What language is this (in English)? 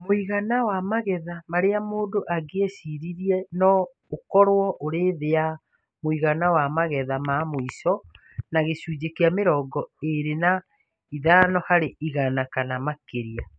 Kikuyu